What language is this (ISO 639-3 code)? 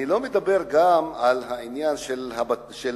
heb